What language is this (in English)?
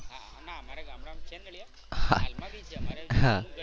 Gujarati